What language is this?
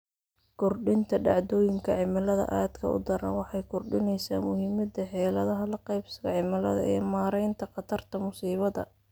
Somali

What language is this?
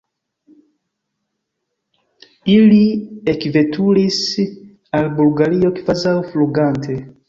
Esperanto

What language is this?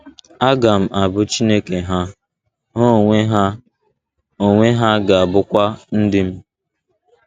Igbo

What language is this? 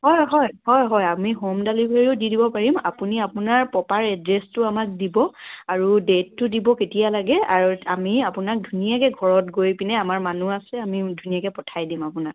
Assamese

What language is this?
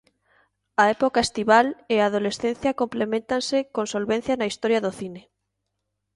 Galician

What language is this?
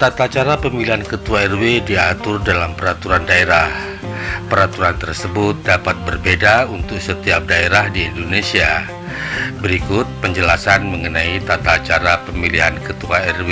Indonesian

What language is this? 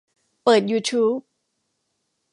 Thai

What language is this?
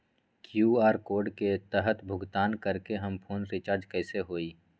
Magahi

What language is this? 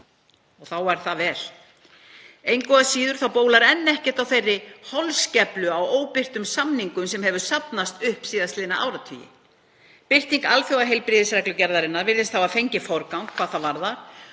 Icelandic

